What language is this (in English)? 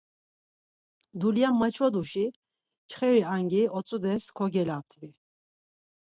Laz